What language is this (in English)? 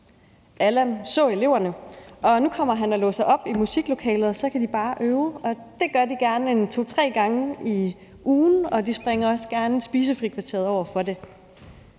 Danish